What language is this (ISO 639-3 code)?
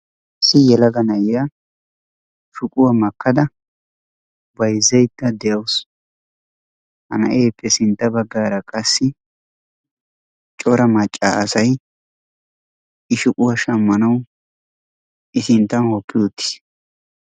wal